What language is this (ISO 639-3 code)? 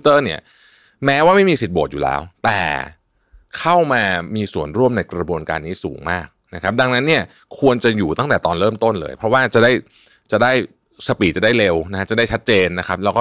tha